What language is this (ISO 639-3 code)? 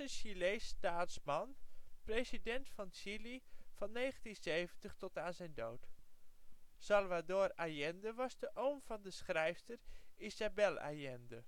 nld